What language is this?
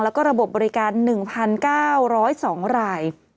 Thai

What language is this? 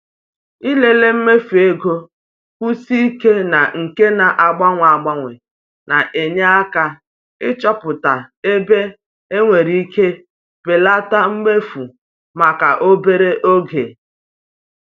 Igbo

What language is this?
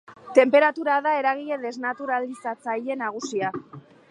Basque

